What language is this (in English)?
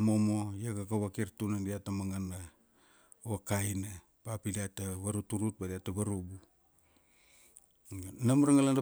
Kuanua